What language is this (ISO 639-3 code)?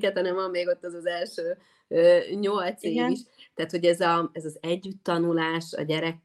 hun